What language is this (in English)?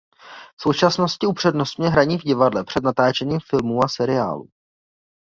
Czech